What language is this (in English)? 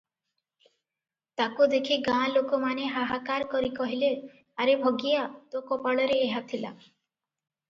Odia